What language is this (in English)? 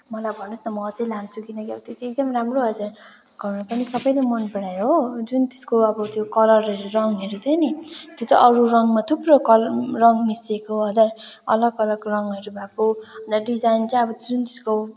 Nepali